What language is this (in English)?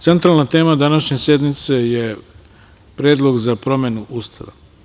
Serbian